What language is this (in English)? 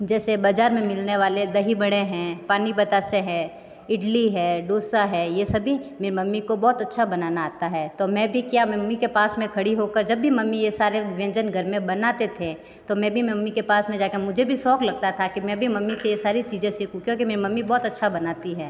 Hindi